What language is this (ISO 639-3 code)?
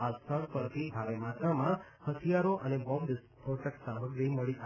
guj